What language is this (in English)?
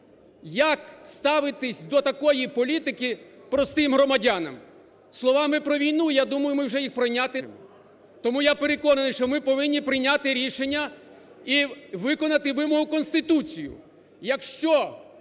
Ukrainian